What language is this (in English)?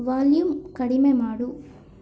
Kannada